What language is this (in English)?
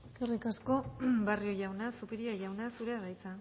Basque